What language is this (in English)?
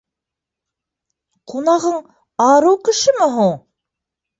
Bashkir